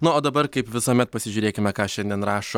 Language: Lithuanian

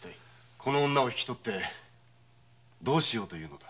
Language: Japanese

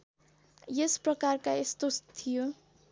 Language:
Nepali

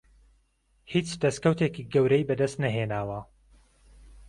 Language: Central Kurdish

